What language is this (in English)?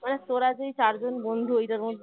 Bangla